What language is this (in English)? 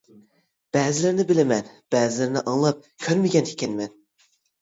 Uyghur